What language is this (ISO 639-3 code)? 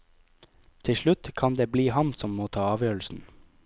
nor